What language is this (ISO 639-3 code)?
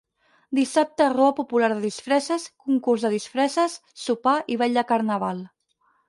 cat